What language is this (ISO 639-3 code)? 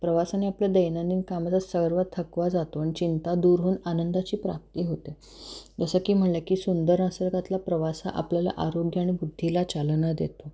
mar